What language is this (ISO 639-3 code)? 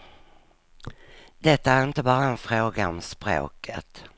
swe